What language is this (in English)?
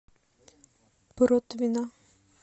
Russian